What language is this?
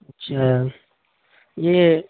Urdu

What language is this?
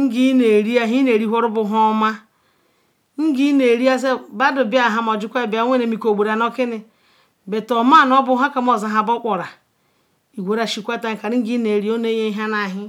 Ikwere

